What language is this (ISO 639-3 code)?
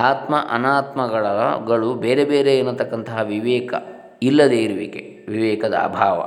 kan